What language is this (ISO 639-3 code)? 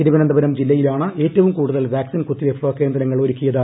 mal